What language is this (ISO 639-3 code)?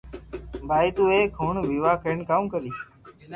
lrk